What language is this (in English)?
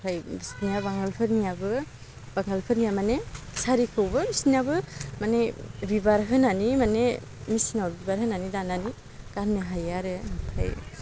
Bodo